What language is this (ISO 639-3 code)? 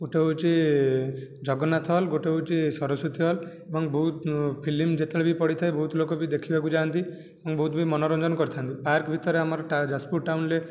ori